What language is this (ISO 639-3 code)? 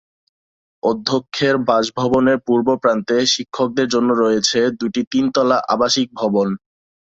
ben